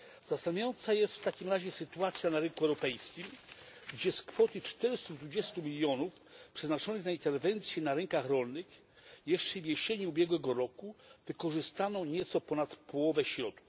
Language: Polish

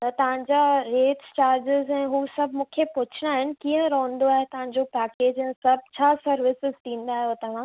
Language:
Sindhi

